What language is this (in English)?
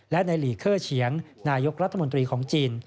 Thai